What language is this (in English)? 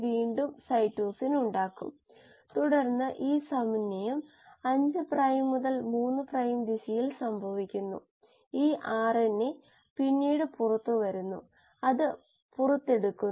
Malayalam